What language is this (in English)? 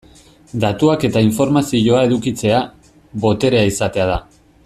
Basque